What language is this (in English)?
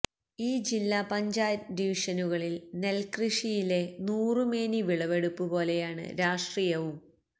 Malayalam